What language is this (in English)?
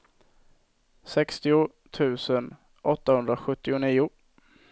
Swedish